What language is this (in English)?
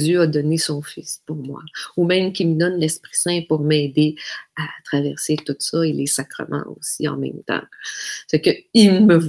French